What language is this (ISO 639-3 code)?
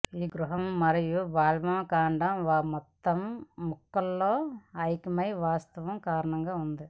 tel